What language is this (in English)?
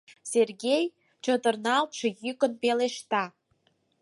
Mari